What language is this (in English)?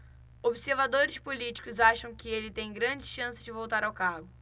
Portuguese